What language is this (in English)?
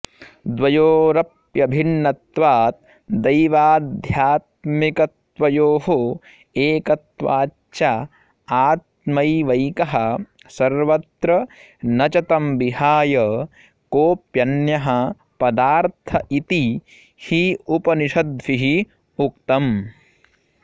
Sanskrit